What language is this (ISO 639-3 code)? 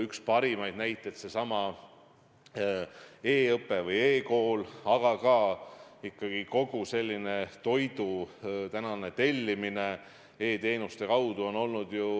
est